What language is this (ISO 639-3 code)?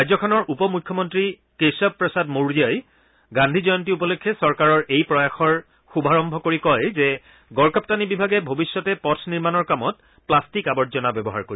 asm